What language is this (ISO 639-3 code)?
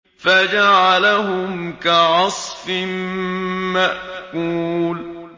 ara